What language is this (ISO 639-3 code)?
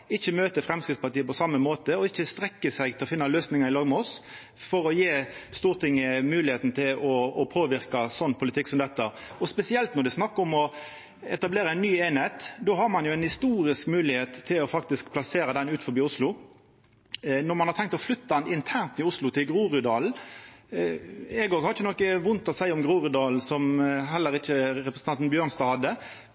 nno